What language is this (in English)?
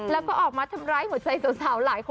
Thai